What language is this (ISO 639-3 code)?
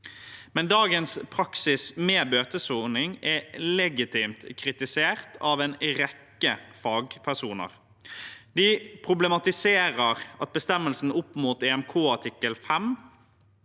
nor